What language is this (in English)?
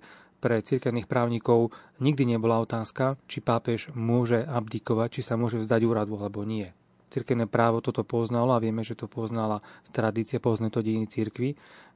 Slovak